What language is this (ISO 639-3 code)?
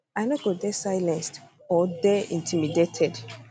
pcm